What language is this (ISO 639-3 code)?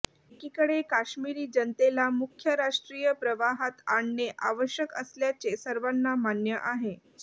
mar